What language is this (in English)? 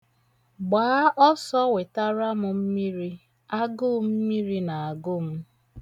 Igbo